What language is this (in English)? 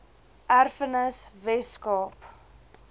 Afrikaans